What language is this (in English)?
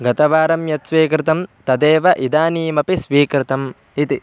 Sanskrit